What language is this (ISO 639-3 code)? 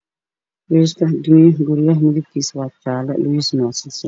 som